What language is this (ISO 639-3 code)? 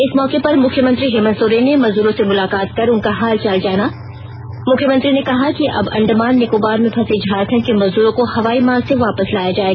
hin